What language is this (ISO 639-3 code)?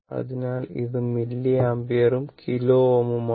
mal